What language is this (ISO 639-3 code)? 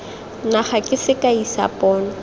tsn